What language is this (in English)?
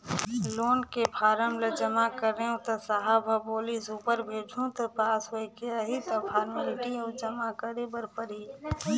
Chhattisgarhi